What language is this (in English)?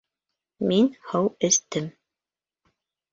Bashkir